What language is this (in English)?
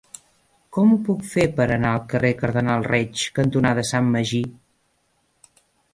Catalan